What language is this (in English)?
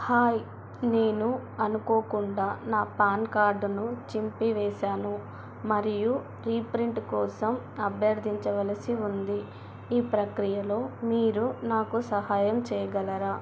Telugu